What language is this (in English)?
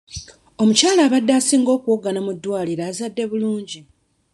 Ganda